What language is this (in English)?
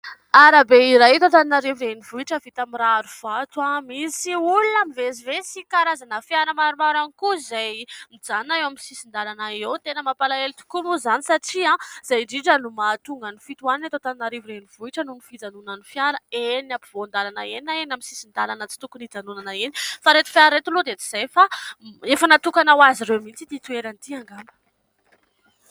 Malagasy